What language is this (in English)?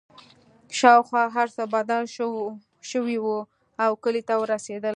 Pashto